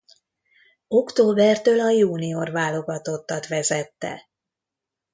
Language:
Hungarian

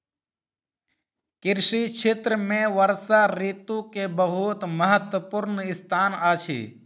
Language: Maithili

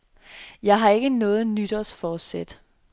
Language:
Danish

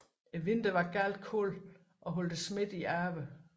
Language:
Danish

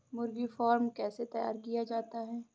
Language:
Hindi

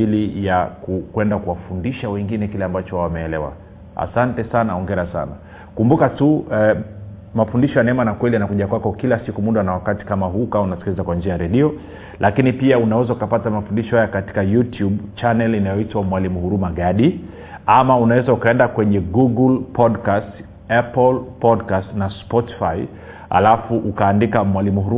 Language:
Swahili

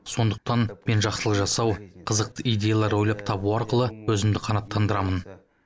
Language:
Kazakh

